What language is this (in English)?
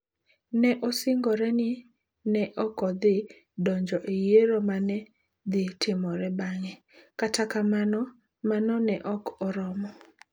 Luo (Kenya and Tanzania)